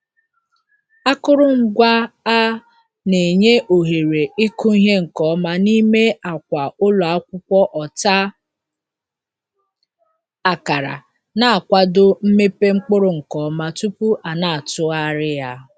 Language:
Igbo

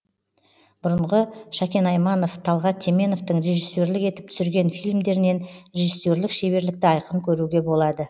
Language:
Kazakh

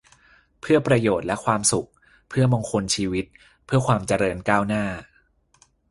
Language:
Thai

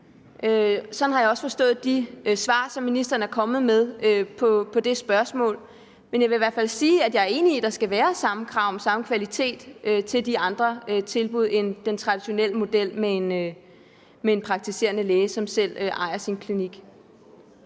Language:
Danish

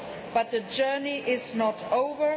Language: English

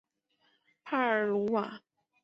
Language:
Chinese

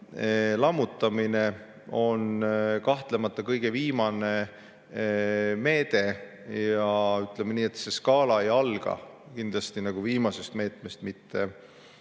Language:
Estonian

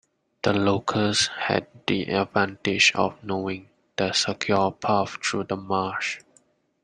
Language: English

